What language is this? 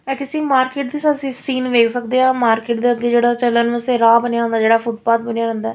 Punjabi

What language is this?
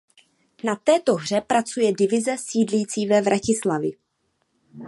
Czech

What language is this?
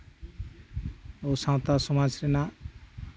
Santali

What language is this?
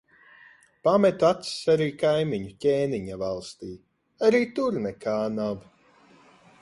Latvian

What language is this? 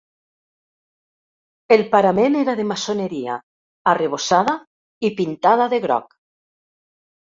Catalan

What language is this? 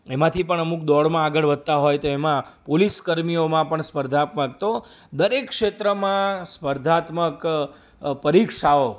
Gujarati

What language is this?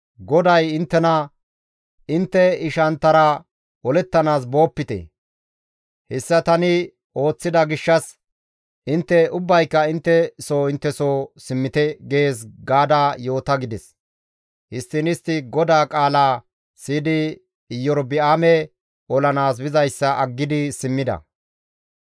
Gamo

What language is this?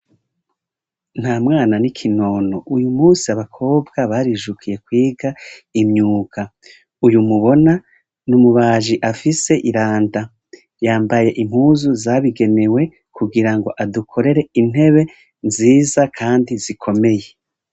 Rundi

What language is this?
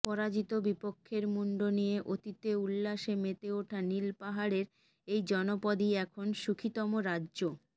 Bangla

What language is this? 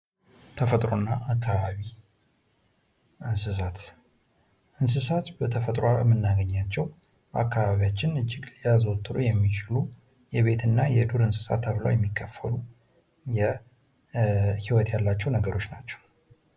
Amharic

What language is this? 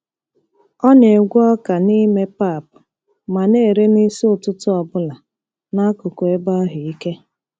Igbo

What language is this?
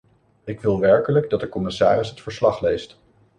Dutch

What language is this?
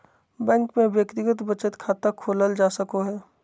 Magahi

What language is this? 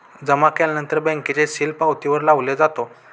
Marathi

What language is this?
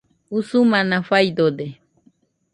Nüpode Huitoto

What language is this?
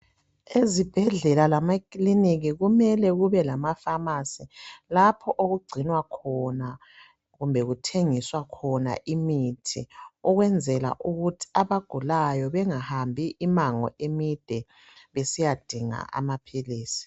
North Ndebele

